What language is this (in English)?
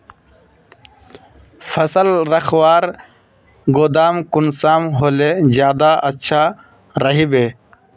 Magahi